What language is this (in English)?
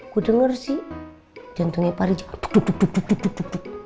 Indonesian